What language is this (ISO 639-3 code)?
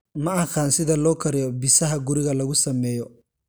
som